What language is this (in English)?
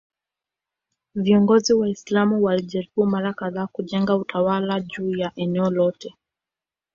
Swahili